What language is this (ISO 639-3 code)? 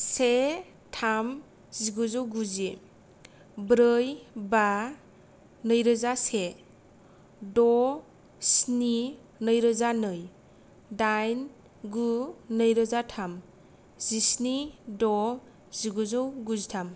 brx